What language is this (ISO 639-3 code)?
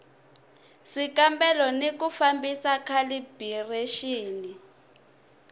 tso